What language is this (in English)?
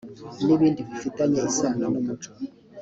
Kinyarwanda